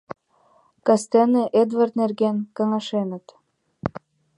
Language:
Mari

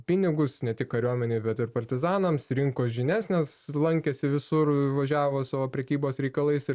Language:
Lithuanian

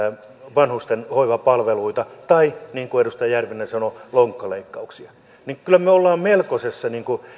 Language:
Finnish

